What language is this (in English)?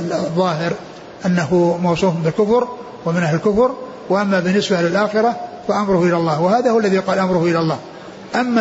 Arabic